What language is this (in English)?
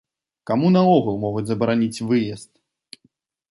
Belarusian